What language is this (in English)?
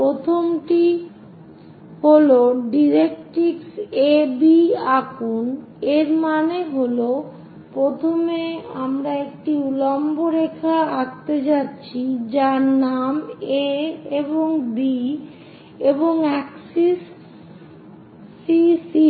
Bangla